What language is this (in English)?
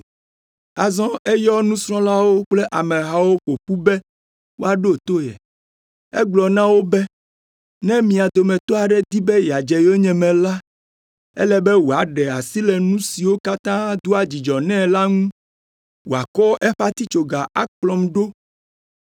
Ewe